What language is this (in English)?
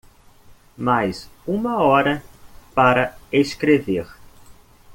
Portuguese